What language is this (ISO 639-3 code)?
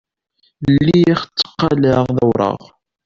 kab